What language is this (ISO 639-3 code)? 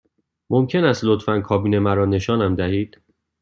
fas